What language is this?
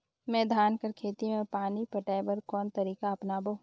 Chhattisgarhi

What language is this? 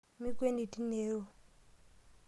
Masai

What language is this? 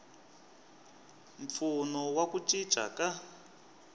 Tsonga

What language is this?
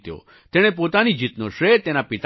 Gujarati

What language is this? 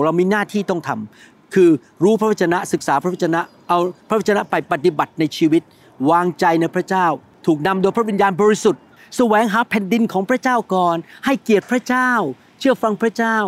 Thai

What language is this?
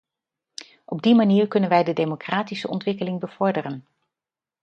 Dutch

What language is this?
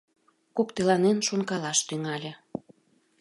Mari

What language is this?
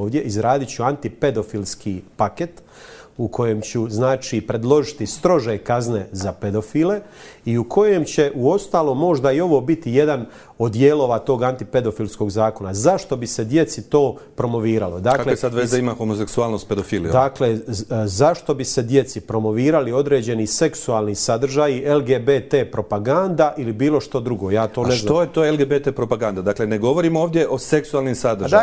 Croatian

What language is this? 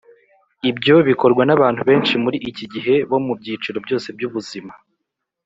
Kinyarwanda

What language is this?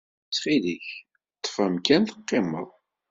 Kabyle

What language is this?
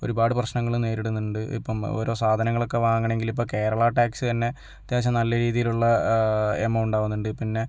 Malayalam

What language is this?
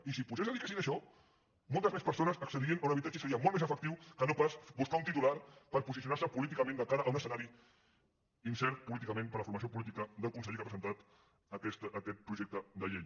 Catalan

